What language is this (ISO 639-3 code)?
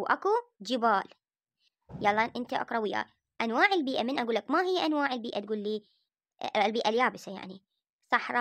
ara